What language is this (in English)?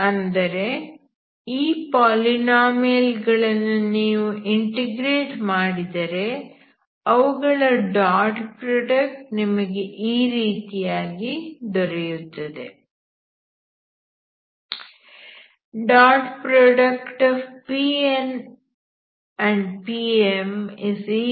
Kannada